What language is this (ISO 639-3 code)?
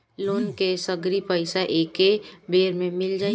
bho